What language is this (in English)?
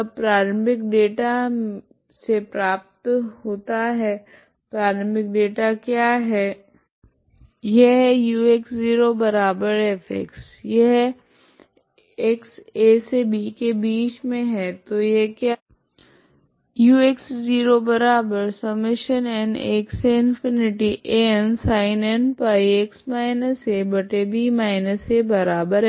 Hindi